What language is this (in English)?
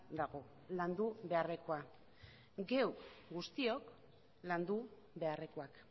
Basque